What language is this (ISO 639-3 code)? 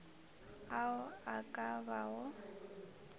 nso